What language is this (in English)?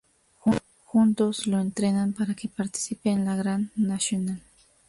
Spanish